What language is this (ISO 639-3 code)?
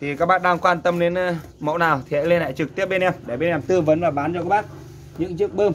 vie